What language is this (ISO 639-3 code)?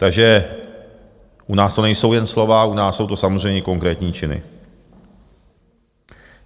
ces